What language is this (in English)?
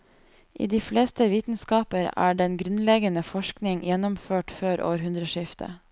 Norwegian